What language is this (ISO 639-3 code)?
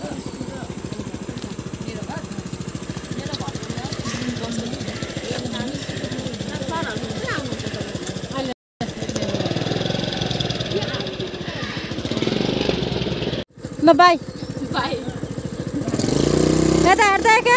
tur